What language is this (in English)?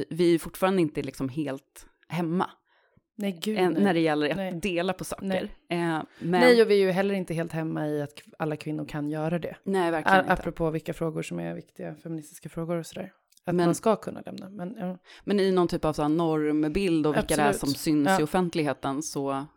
Swedish